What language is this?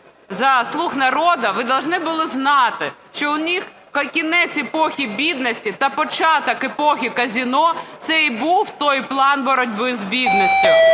Ukrainian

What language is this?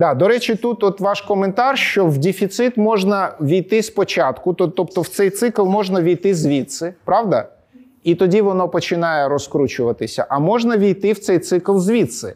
Ukrainian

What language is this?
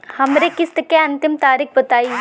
Bhojpuri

